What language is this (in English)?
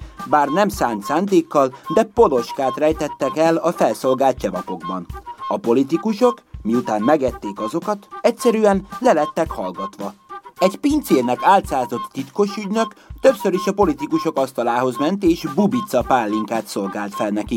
Hungarian